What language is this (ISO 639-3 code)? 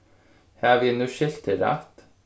fao